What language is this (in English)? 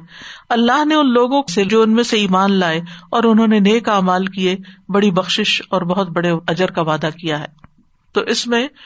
Urdu